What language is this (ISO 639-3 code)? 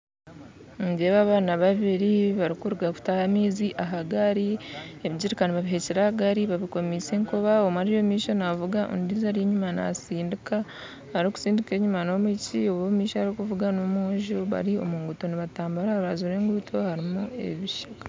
nyn